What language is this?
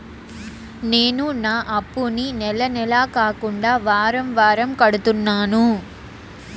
Telugu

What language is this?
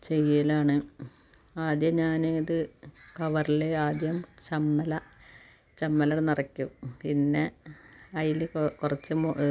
Malayalam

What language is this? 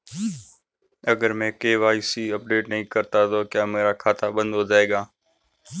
Hindi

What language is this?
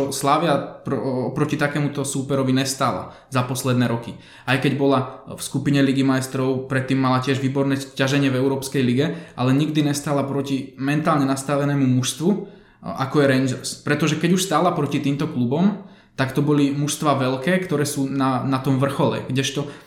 Slovak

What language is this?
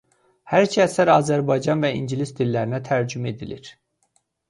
Azerbaijani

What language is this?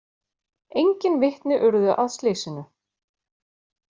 Icelandic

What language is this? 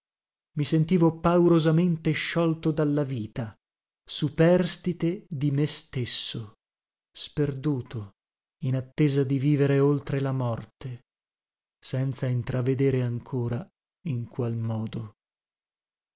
Italian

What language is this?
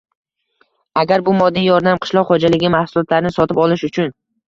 Uzbek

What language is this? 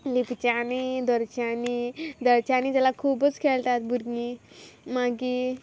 Konkani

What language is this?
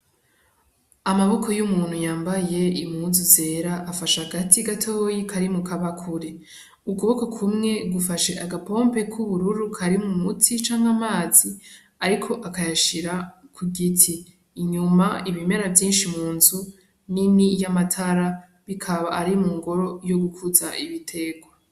Rundi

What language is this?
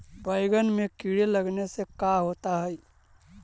Magahi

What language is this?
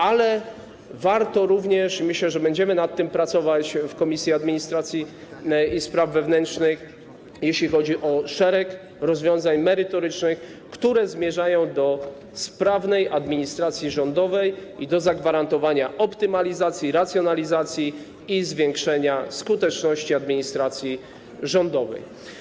Polish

